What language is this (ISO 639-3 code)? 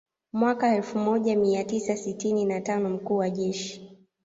swa